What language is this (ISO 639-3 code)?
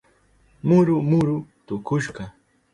qup